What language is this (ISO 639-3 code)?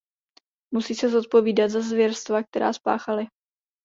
ces